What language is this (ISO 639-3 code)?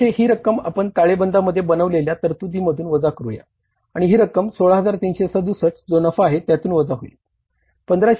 mar